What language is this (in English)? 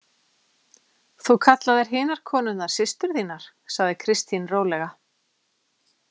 Icelandic